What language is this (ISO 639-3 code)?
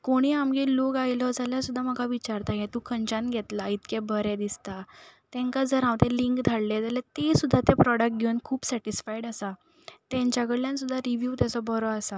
kok